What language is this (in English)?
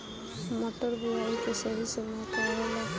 Bhojpuri